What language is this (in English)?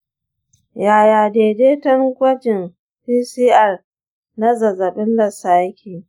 Hausa